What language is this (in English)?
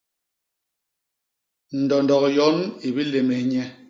Basaa